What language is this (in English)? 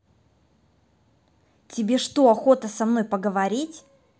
Russian